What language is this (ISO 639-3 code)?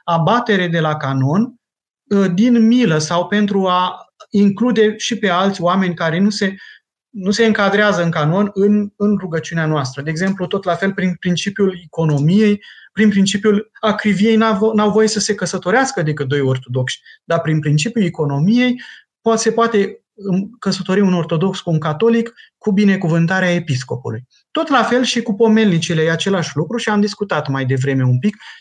ron